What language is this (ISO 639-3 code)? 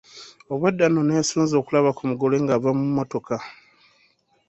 lug